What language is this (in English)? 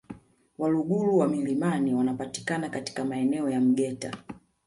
Swahili